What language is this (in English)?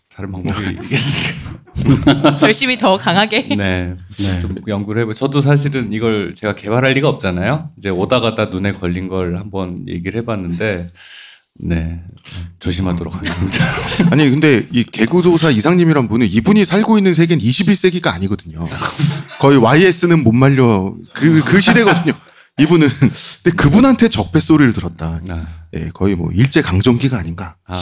Korean